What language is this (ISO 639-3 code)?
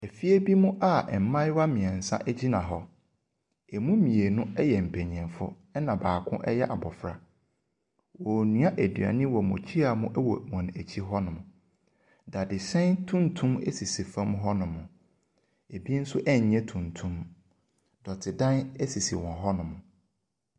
aka